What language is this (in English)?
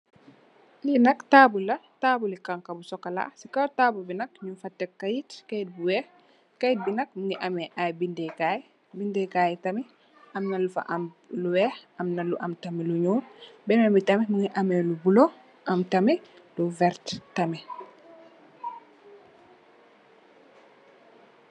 Wolof